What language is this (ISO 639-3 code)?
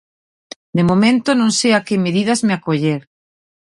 glg